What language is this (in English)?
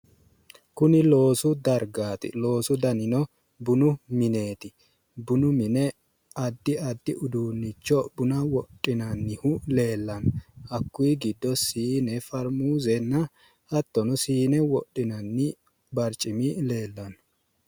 Sidamo